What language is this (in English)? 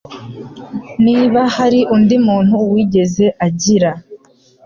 Kinyarwanda